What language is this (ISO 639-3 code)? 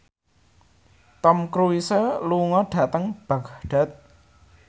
jav